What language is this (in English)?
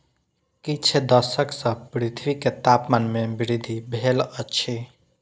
Maithili